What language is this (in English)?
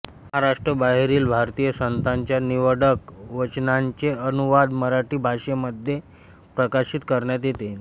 Marathi